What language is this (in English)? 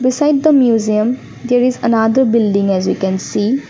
English